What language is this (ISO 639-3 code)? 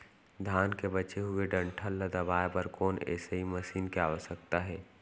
hne